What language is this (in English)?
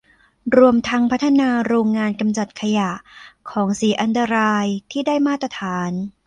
Thai